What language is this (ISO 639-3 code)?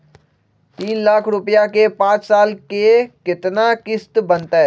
mag